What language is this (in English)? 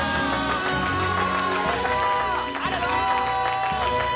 Japanese